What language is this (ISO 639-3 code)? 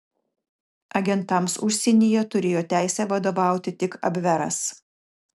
lit